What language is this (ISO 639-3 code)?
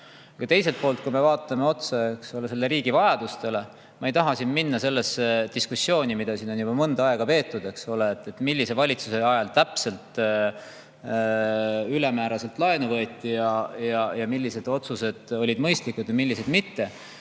est